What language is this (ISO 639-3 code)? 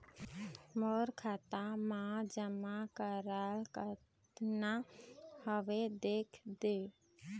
hne